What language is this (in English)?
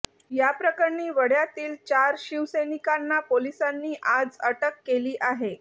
Marathi